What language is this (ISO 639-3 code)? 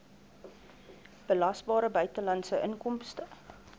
afr